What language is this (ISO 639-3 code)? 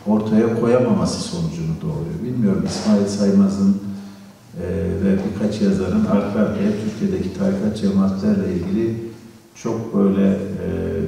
tur